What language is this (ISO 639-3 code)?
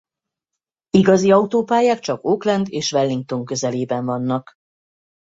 hun